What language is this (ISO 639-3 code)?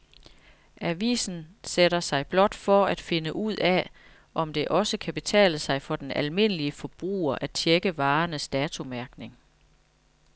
dan